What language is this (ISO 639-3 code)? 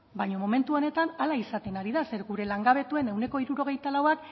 eus